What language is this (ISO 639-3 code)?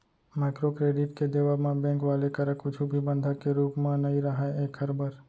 hne